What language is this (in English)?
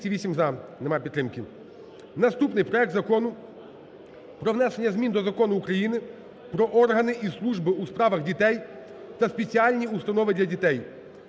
Ukrainian